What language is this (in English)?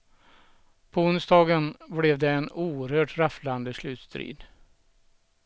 Swedish